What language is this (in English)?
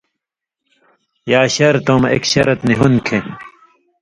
Indus Kohistani